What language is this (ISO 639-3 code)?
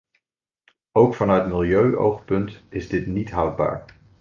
nld